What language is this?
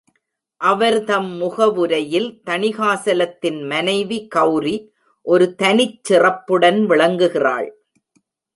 Tamil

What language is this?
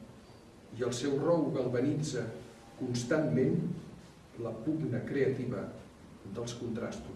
Catalan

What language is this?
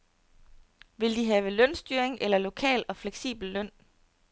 Danish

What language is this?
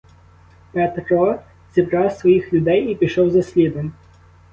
Ukrainian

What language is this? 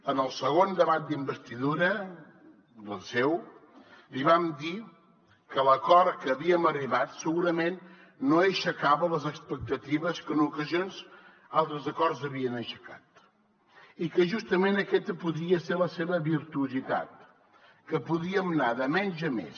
Catalan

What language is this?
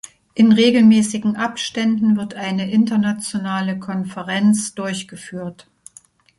German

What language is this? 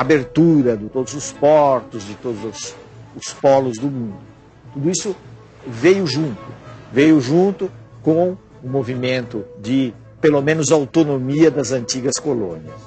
Portuguese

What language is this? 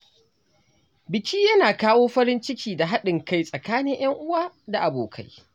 Hausa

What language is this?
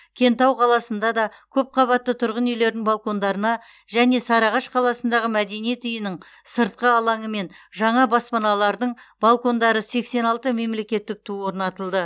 Kazakh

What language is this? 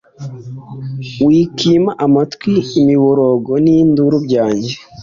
Kinyarwanda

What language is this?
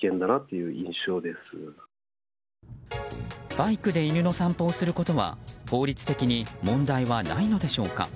Japanese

